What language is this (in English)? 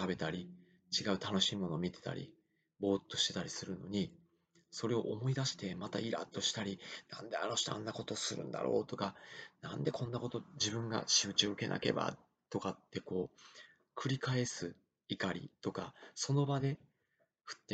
Japanese